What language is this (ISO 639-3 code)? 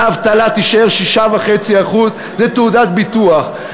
heb